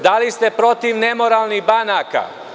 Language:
Serbian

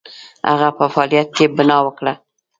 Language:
Pashto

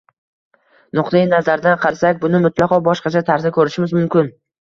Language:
Uzbek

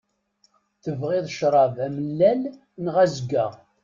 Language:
Kabyle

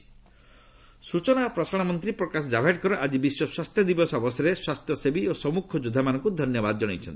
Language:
Odia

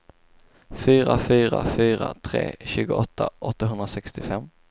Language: Swedish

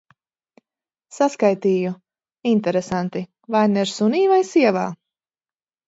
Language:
Latvian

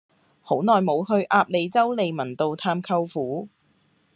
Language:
Cantonese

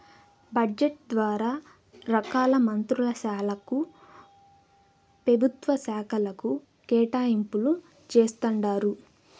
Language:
Telugu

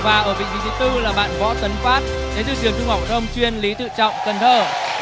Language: Vietnamese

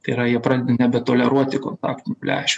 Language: Lithuanian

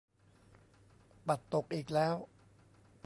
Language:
Thai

